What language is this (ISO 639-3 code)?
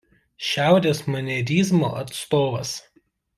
lit